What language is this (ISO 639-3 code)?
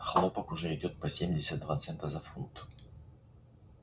rus